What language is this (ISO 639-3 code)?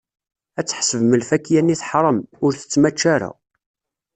kab